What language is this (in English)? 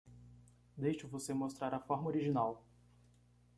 Portuguese